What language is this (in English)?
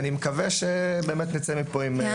Hebrew